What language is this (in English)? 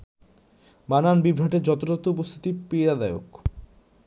Bangla